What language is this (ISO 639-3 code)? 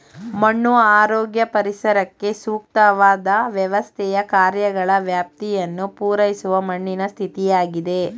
kan